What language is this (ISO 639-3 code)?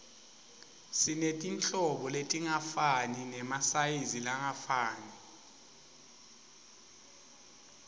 ssw